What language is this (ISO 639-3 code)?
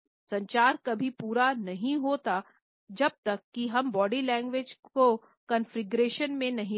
hin